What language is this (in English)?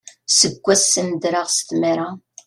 Kabyle